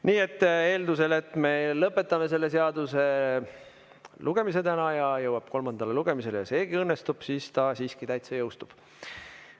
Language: Estonian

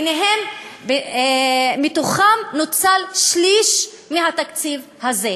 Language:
Hebrew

